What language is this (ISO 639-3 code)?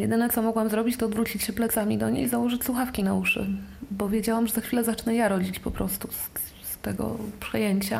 pol